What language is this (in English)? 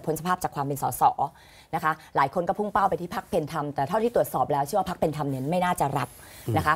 Thai